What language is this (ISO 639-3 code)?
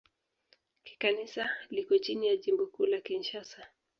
swa